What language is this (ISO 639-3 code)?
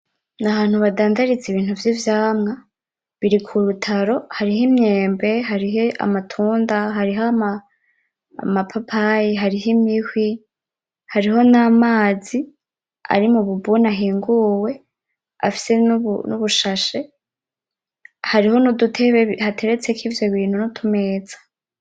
run